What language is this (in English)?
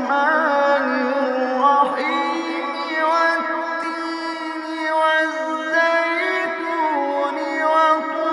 Arabic